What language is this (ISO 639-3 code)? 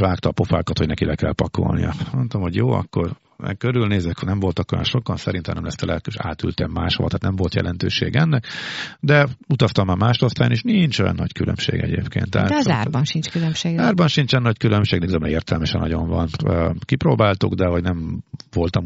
hun